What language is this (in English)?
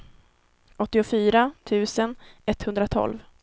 Swedish